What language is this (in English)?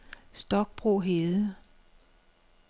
Danish